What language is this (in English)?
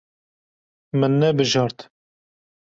Kurdish